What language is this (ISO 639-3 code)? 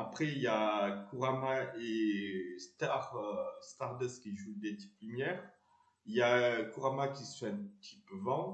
fra